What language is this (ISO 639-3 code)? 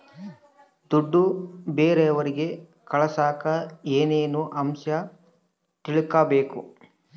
kan